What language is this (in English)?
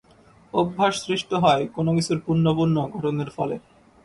Bangla